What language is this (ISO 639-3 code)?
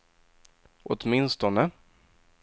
swe